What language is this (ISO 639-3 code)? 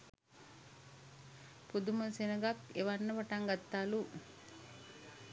sin